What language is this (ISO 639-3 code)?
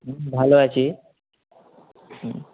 ben